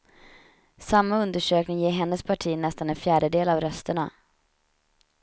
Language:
Swedish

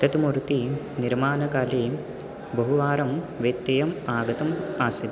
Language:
Sanskrit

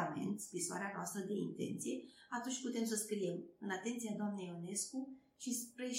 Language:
Romanian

